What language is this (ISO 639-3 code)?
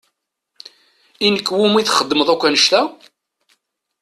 kab